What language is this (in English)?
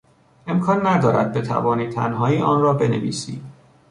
Persian